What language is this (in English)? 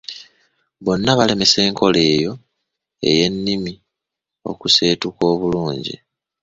Ganda